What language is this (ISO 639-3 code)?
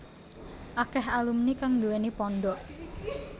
jav